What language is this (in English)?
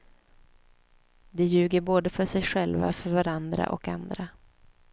Swedish